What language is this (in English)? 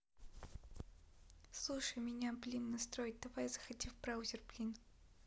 Russian